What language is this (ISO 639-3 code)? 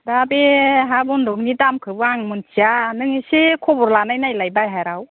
brx